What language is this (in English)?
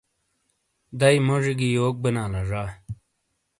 Shina